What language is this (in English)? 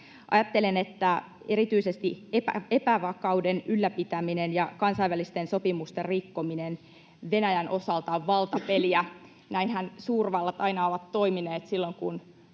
Finnish